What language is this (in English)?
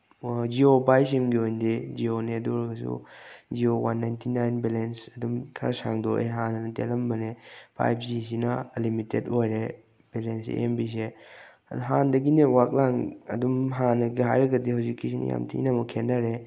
Manipuri